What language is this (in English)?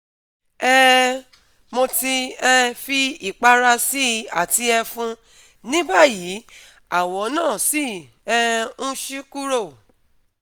Yoruba